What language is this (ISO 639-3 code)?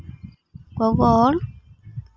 sat